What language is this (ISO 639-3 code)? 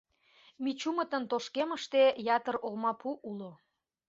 chm